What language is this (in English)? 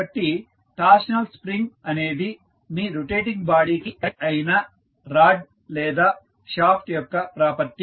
Telugu